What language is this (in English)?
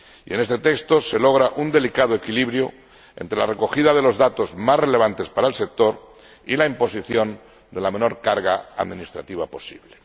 Spanish